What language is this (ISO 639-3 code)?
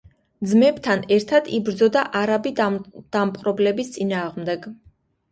kat